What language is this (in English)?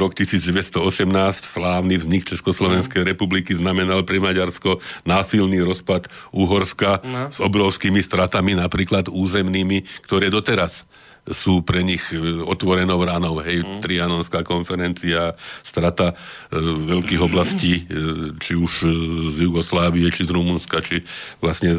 Slovak